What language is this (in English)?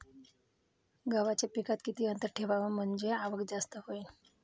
Marathi